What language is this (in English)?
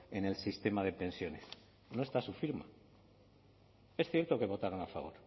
Spanish